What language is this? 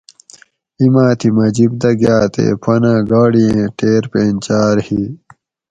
Gawri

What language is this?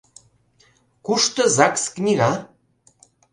Mari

